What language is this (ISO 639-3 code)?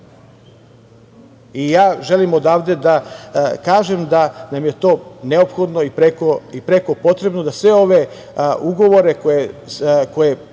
srp